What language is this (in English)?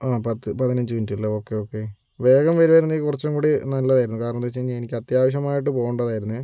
Malayalam